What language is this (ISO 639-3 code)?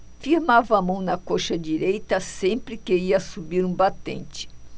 por